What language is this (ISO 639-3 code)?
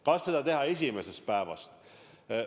est